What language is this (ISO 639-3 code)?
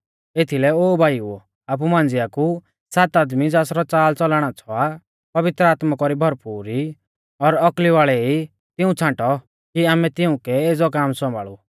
bfz